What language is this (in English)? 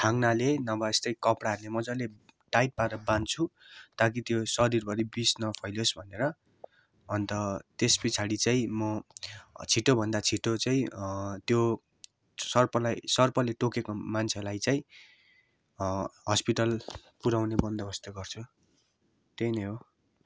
Nepali